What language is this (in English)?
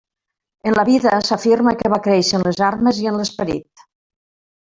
Catalan